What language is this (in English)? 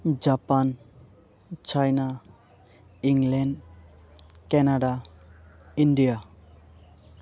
Bodo